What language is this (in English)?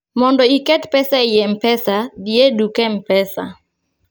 Luo (Kenya and Tanzania)